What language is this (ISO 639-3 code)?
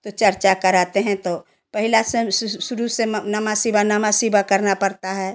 hin